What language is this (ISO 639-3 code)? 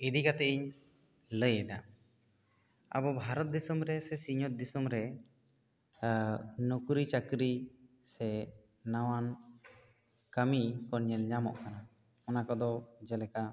sat